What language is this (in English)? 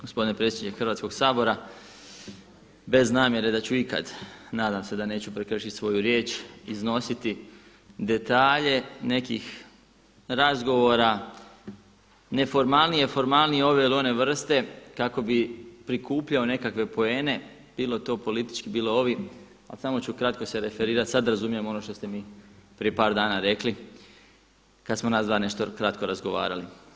Croatian